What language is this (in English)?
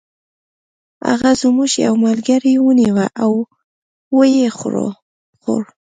Pashto